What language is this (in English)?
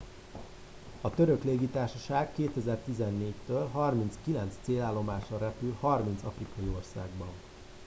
Hungarian